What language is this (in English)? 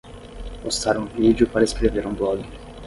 Portuguese